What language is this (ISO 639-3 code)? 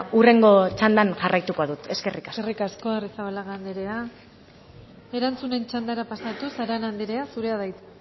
eus